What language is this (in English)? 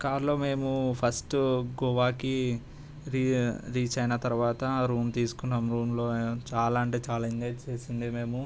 Telugu